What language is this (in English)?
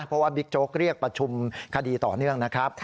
Thai